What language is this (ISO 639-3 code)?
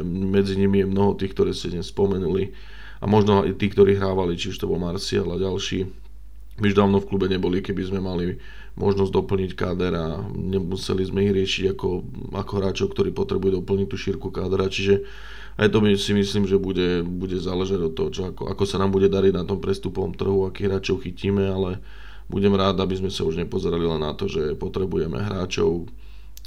slk